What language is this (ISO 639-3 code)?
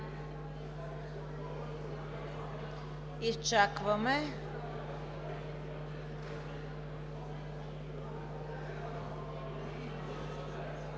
bul